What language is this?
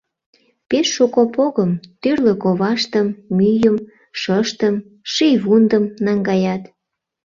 Mari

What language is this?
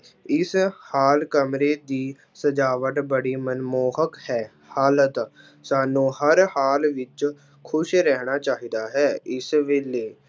Punjabi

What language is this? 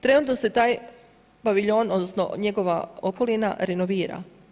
Croatian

